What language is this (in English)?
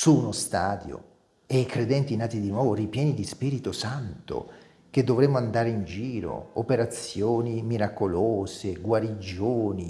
Italian